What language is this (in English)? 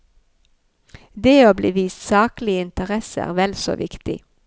Norwegian